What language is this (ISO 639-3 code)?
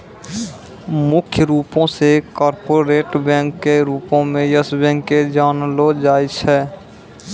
mai